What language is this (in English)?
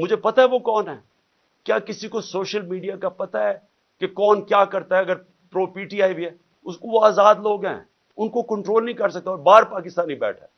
Urdu